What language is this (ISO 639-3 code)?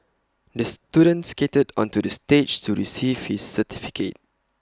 eng